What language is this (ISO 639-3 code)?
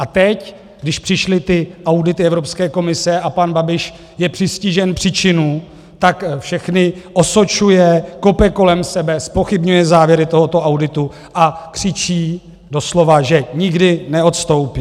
ces